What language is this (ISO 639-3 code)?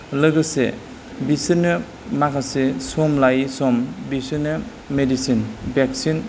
brx